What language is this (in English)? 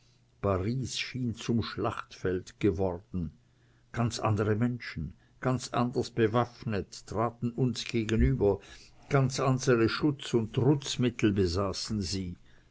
German